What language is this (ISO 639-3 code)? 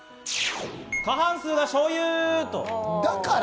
jpn